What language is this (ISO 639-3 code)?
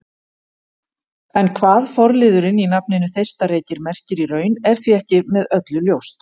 isl